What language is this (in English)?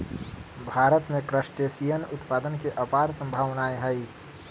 Magahi